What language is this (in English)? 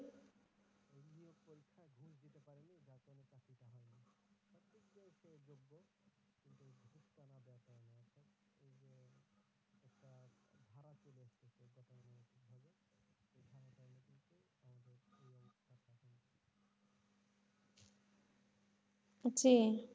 Bangla